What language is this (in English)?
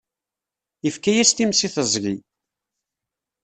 Kabyle